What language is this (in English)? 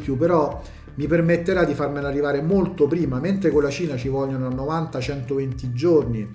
Italian